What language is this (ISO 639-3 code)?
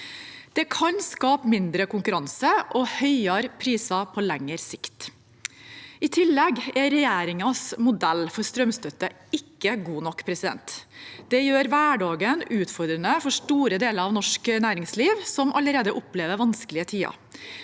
nor